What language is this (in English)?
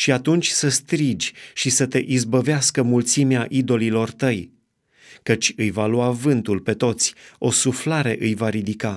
Romanian